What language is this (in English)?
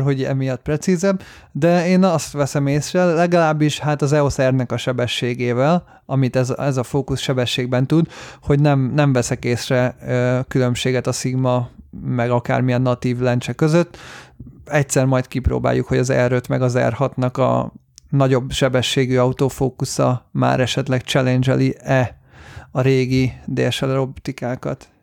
Hungarian